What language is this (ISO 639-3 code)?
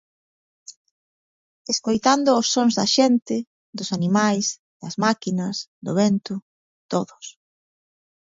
glg